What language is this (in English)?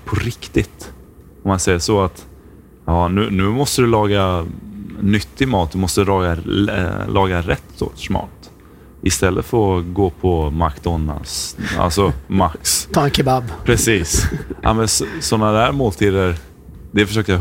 Swedish